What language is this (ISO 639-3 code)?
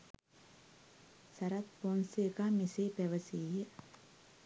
sin